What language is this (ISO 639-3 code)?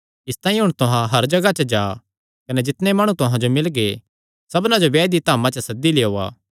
xnr